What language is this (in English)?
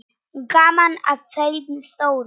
Icelandic